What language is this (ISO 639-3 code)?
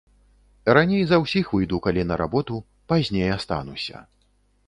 bel